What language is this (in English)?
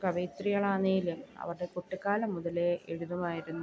Malayalam